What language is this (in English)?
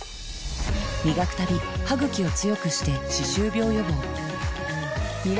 Japanese